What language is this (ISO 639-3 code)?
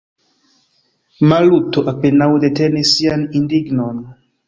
epo